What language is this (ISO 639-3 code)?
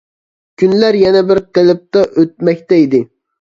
uig